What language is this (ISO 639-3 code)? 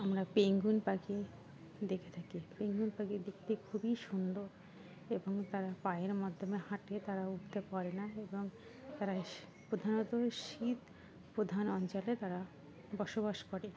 ben